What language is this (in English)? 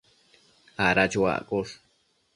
Matsés